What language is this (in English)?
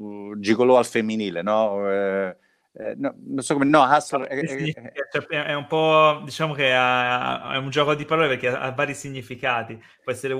Italian